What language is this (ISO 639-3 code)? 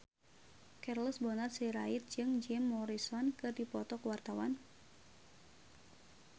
sun